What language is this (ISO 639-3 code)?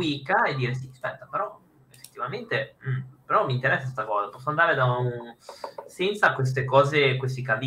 ita